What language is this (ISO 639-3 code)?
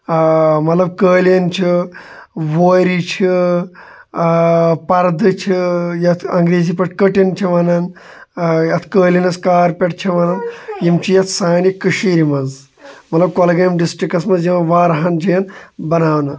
kas